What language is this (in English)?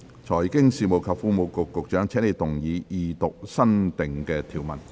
Cantonese